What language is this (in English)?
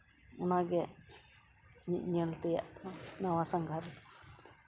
Santali